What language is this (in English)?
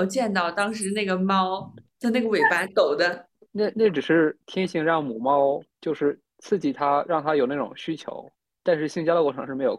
Chinese